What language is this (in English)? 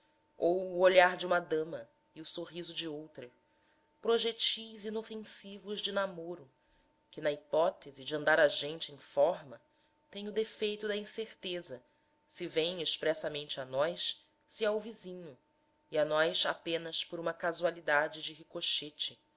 Portuguese